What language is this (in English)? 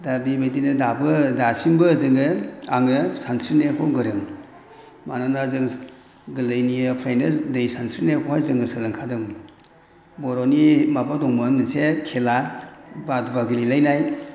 Bodo